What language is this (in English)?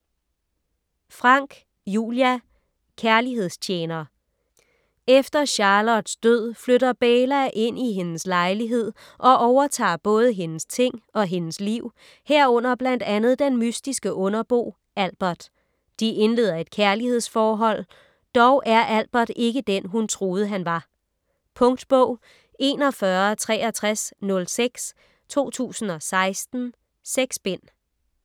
Danish